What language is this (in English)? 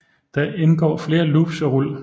Danish